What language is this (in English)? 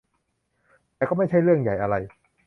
Thai